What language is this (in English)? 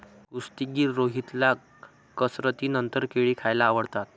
Marathi